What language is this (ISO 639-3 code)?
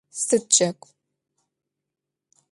ady